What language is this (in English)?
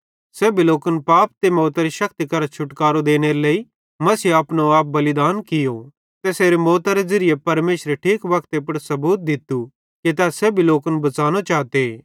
Bhadrawahi